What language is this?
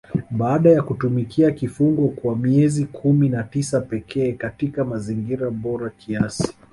Swahili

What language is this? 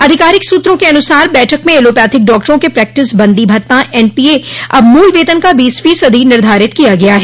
Hindi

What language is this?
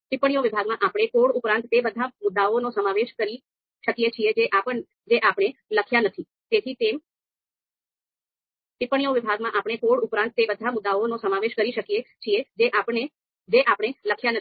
Gujarati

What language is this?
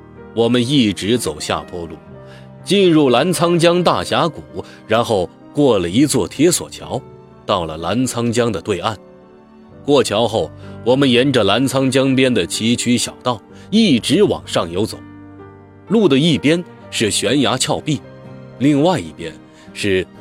Chinese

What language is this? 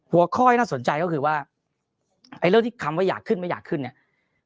Thai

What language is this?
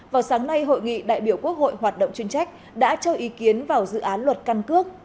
Vietnamese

